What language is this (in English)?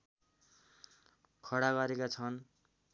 Nepali